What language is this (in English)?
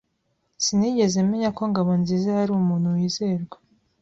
Kinyarwanda